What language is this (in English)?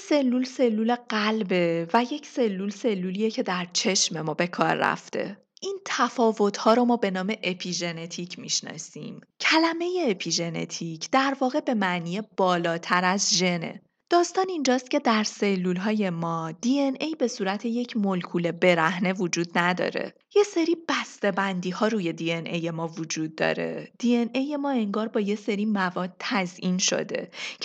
Persian